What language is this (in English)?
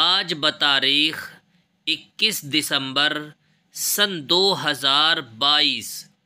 Arabic